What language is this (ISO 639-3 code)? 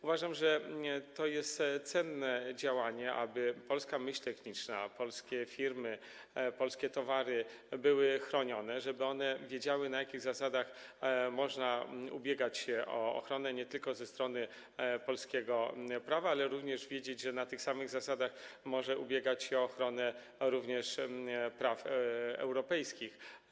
pol